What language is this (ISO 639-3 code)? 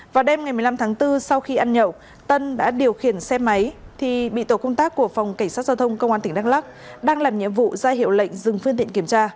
vie